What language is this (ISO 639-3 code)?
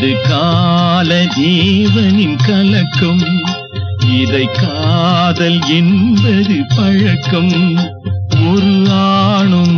ara